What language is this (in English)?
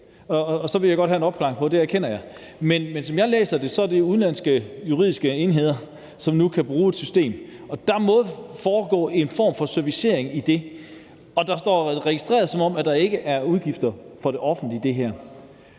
Danish